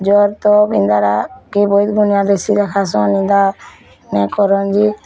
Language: Odia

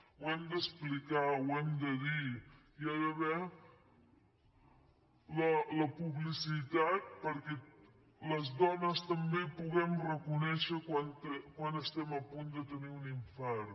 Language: Catalan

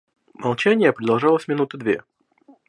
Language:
Russian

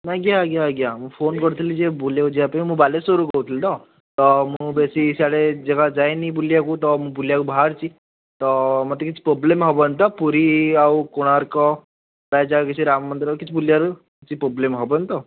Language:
Odia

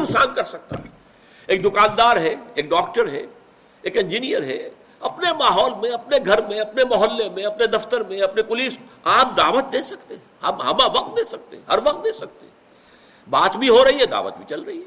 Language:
Urdu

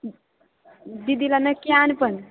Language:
Marathi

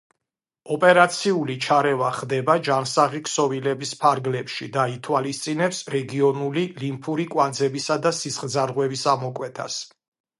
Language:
Georgian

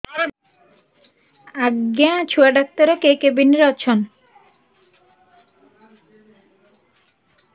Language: Odia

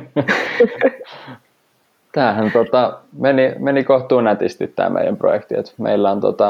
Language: Finnish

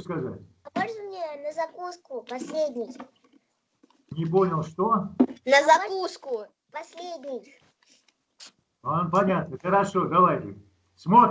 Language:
Russian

